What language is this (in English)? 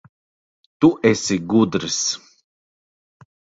Latvian